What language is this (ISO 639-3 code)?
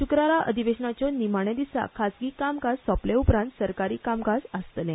kok